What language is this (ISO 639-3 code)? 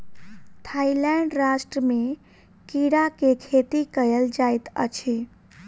mai